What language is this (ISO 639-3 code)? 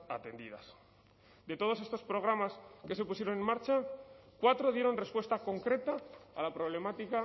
spa